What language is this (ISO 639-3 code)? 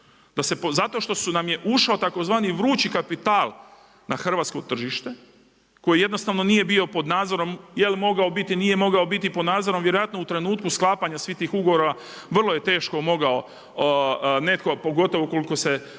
hrv